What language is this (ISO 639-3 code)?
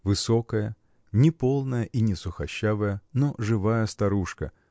rus